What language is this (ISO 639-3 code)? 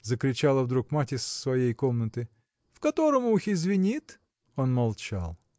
rus